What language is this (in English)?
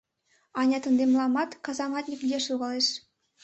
Mari